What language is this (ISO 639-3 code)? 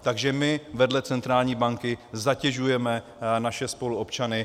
ces